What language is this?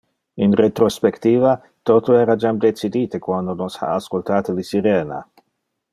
Interlingua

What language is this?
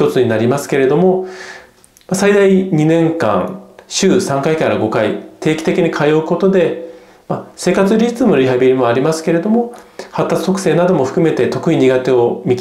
Japanese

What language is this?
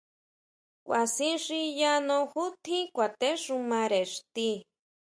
Huautla Mazatec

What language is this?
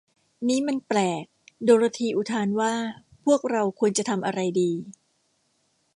Thai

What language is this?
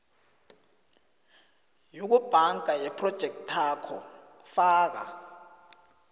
South Ndebele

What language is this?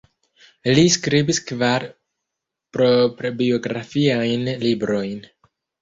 Esperanto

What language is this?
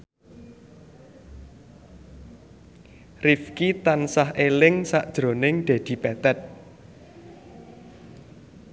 Javanese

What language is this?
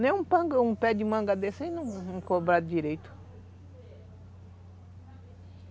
Portuguese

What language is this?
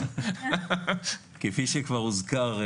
Hebrew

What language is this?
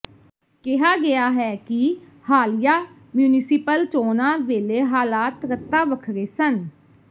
Punjabi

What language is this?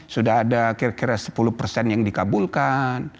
Indonesian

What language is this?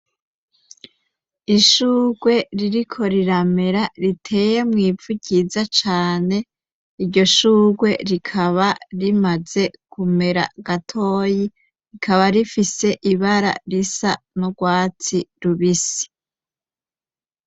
Rundi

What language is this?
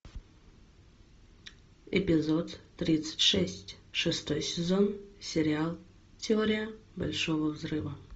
Russian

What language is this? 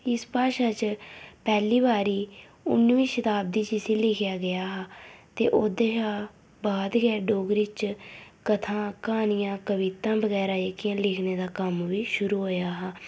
Dogri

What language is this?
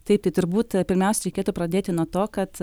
Lithuanian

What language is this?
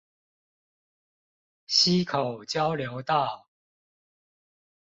Chinese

